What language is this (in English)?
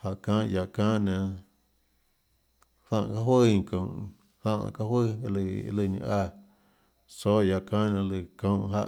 Tlacoatzintepec Chinantec